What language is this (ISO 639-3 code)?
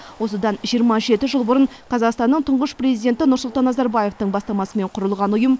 kaz